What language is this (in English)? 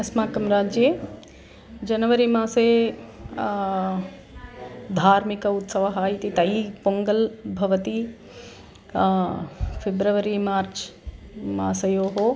Sanskrit